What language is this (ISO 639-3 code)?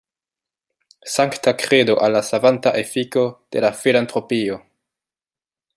epo